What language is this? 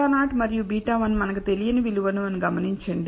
Telugu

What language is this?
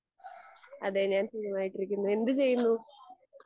Malayalam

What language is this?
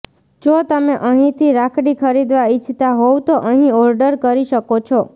Gujarati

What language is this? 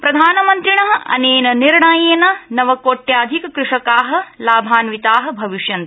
Sanskrit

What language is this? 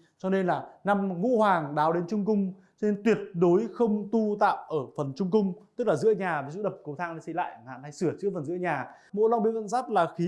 Vietnamese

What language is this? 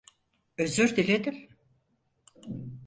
Turkish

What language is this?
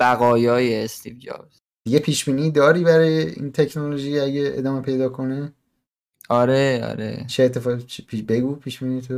Persian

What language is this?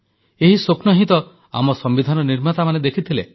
Odia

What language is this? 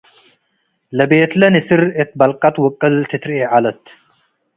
Tigre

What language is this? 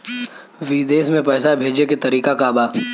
Bhojpuri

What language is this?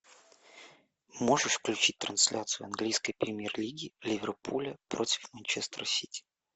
Russian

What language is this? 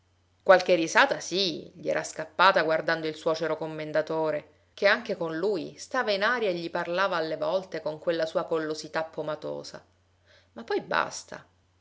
Italian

